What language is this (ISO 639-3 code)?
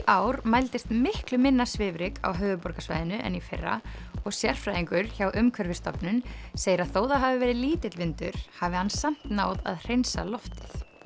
isl